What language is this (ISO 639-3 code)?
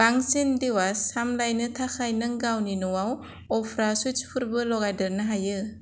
brx